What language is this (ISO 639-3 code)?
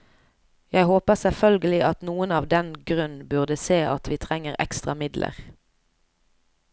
nor